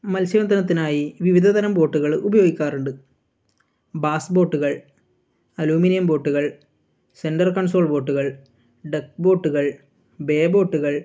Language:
Malayalam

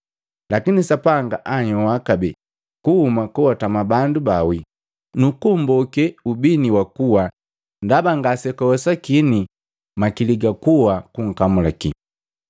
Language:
Matengo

